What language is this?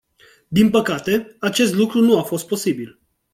Romanian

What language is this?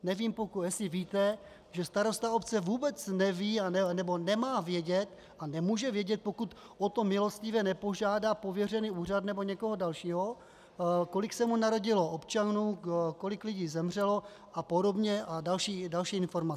Czech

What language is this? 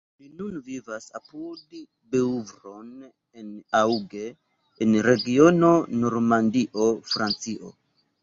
Esperanto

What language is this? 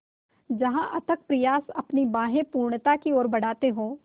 Hindi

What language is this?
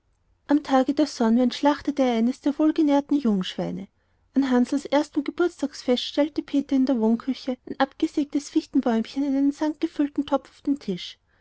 German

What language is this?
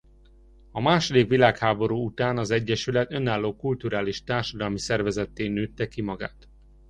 Hungarian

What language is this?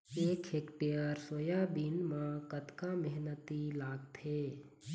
Chhattisgarhi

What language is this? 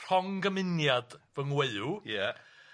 Welsh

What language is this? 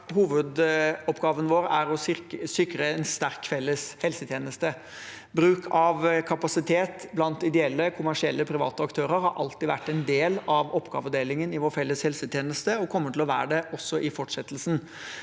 Norwegian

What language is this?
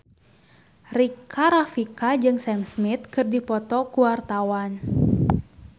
Sundanese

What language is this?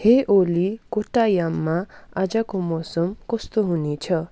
Nepali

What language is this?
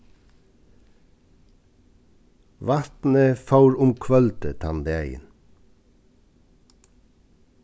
Faroese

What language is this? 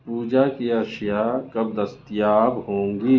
Urdu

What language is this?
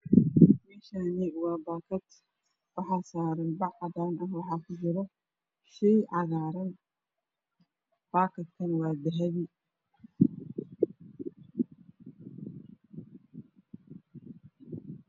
Somali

